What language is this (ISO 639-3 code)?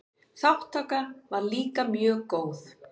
isl